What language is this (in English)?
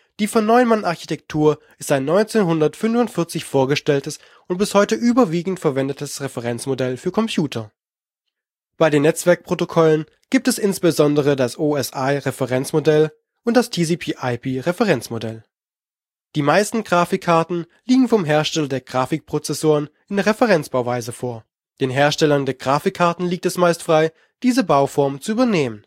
German